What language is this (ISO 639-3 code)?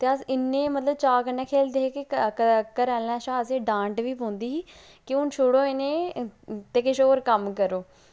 doi